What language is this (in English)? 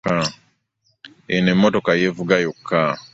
Ganda